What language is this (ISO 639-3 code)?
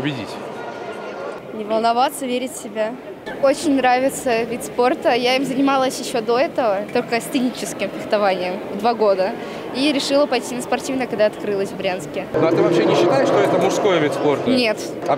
rus